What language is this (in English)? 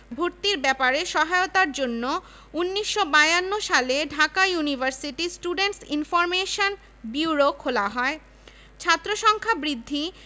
Bangla